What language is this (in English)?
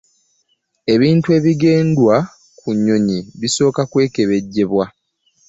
Ganda